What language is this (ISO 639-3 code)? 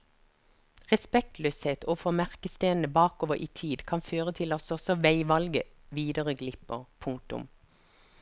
nor